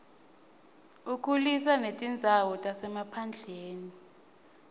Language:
Swati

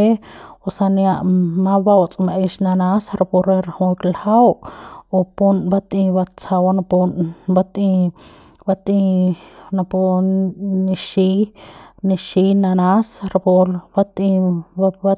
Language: Central Pame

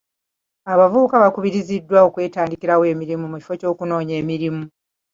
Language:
Ganda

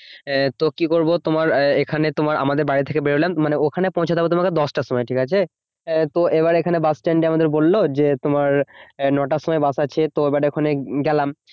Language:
Bangla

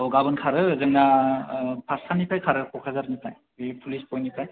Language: Bodo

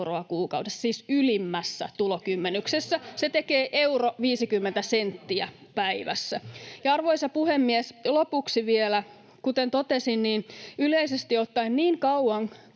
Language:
Finnish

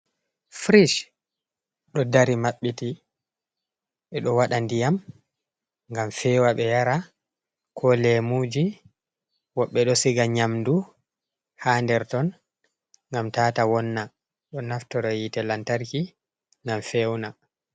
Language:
Fula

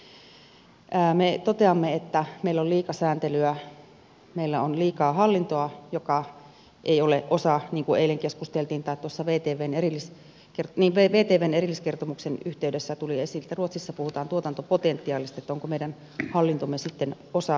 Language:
Finnish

